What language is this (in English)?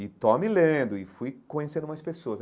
Portuguese